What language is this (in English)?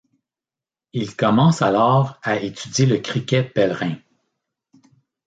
French